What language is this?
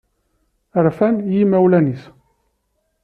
Kabyle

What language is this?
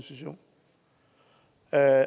Danish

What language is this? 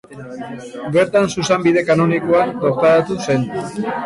Basque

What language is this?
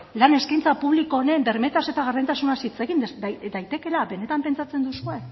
Basque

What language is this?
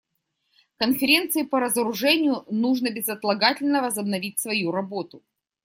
Russian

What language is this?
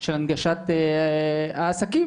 Hebrew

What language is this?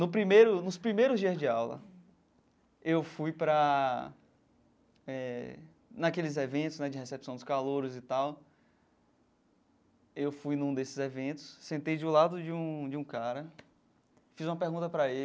Portuguese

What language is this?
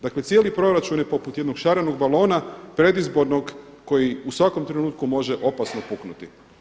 Croatian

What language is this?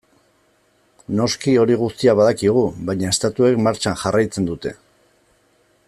Basque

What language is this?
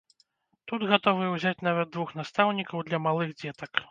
Belarusian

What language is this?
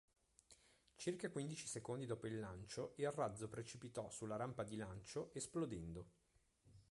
Italian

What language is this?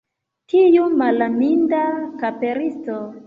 Esperanto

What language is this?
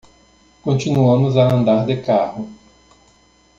Portuguese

